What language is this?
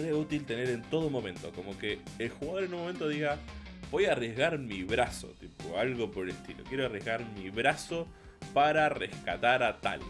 Spanish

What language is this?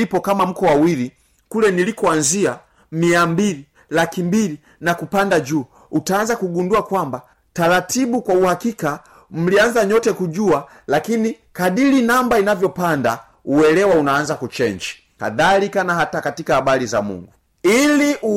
Swahili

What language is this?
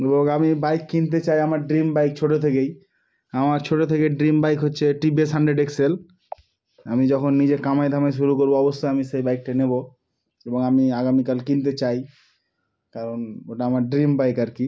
Bangla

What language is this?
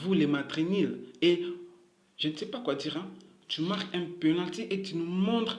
French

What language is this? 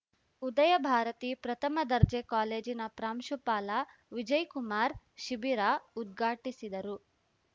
Kannada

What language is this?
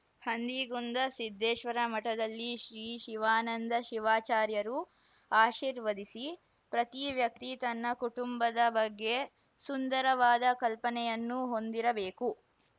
Kannada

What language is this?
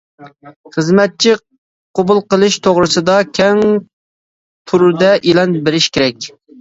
Uyghur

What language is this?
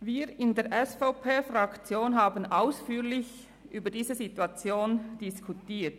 Swiss German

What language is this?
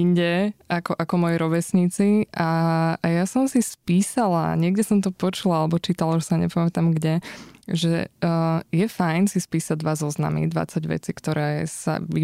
Slovak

